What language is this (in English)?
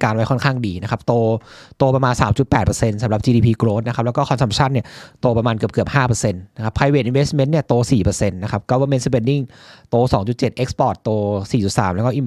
Thai